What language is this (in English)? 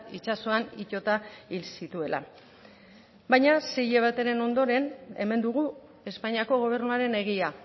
Basque